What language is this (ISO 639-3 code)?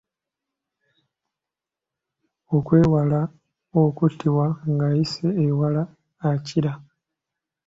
lug